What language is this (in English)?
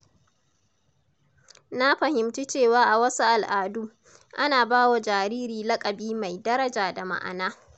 Hausa